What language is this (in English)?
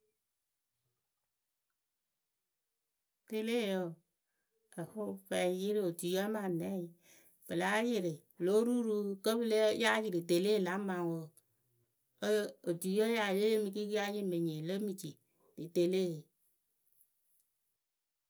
Akebu